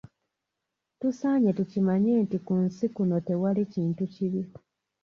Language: Ganda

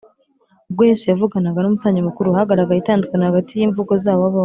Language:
Kinyarwanda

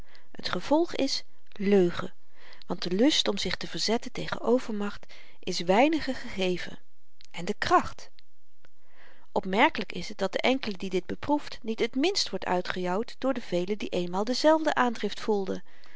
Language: Dutch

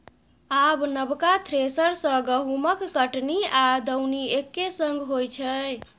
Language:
Maithili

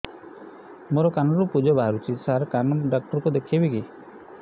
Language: Odia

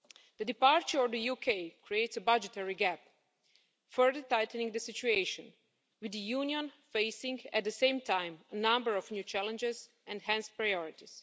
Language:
English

